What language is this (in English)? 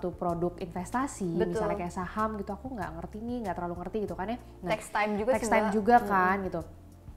Indonesian